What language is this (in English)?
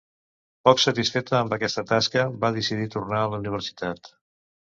Catalan